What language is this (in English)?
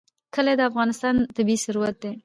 Pashto